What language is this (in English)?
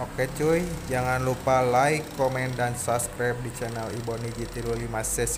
Indonesian